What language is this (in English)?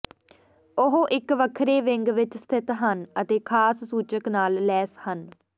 Punjabi